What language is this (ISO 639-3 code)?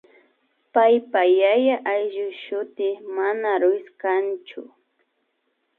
qvi